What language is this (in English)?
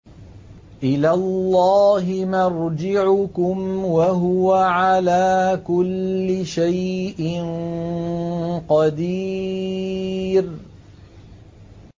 Arabic